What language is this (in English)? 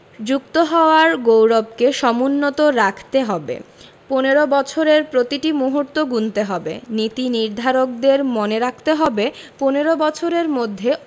Bangla